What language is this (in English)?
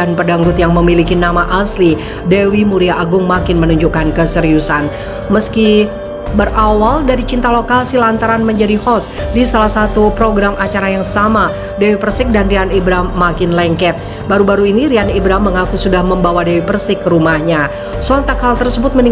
Indonesian